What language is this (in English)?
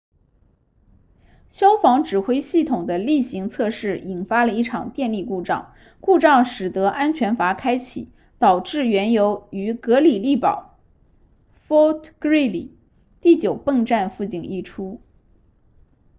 Chinese